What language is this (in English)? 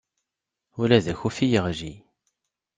Kabyle